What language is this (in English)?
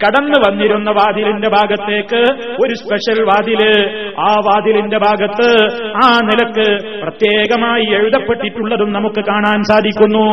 Malayalam